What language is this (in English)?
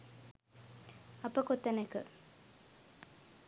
Sinhala